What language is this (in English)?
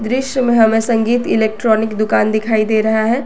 Hindi